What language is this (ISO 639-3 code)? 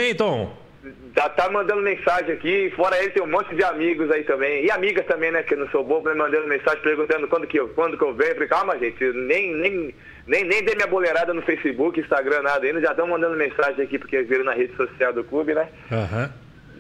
por